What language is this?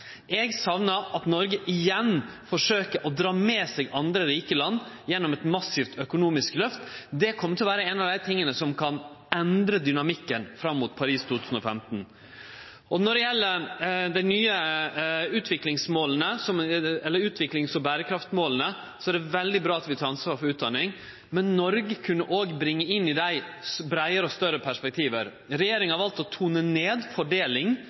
Norwegian Nynorsk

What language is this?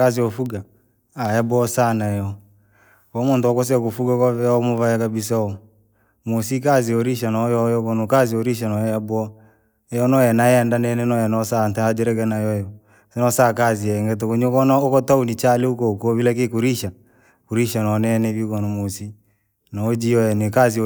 Langi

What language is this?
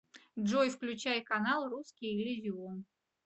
Russian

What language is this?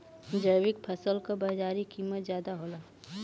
Bhojpuri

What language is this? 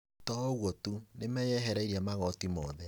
Kikuyu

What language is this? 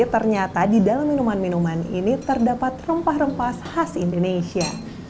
Indonesian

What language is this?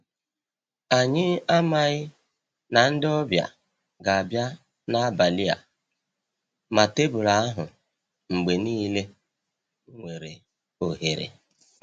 Igbo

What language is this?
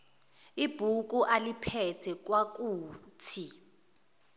Zulu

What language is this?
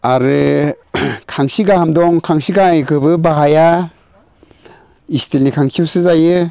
Bodo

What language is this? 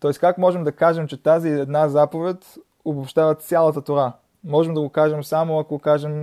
Bulgarian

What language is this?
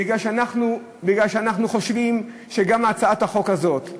Hebrew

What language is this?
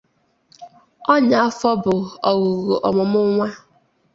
Igbo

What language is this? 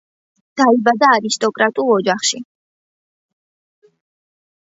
Georgian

